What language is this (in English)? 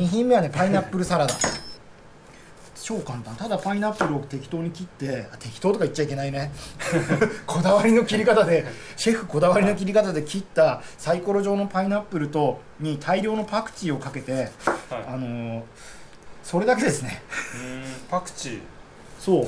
Japanese